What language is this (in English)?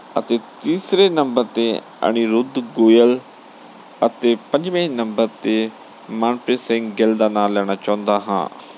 Punjabi